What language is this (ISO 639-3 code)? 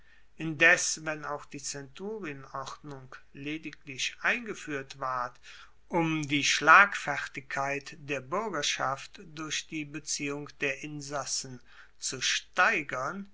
deu